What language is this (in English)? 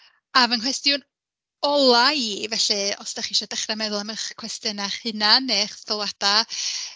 Welsh